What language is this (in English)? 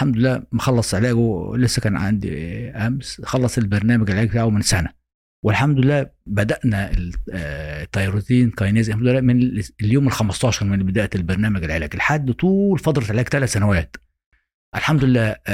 Arabic